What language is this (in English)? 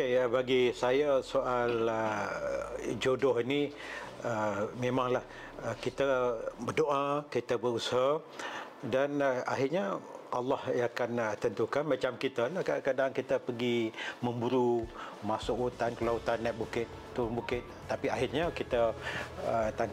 Malay